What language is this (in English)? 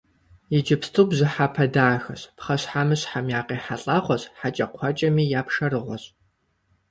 Kabardian